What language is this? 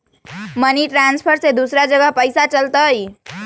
Magahi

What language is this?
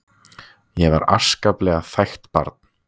Icelandic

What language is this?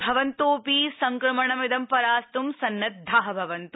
Sanskrit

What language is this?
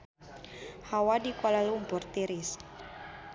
Sundanese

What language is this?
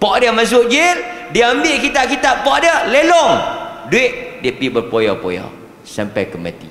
Malay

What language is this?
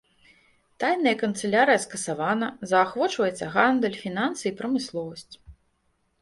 Belarusian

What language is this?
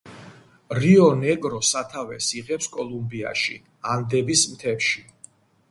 Georgian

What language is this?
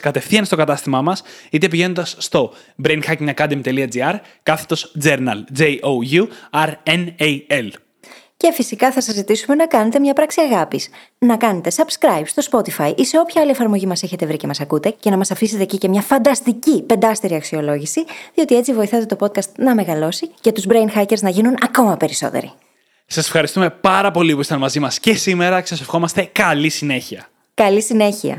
Greek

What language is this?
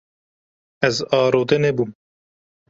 Kurdish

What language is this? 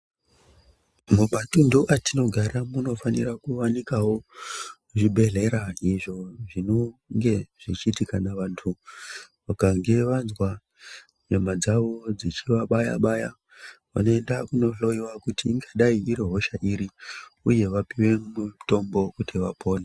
Ndau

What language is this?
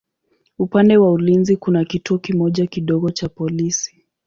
Swahili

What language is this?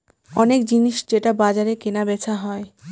Bangla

